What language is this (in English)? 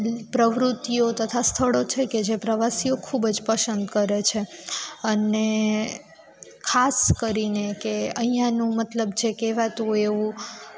Gujarati